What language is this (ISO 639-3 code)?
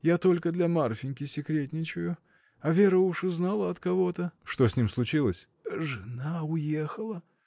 rus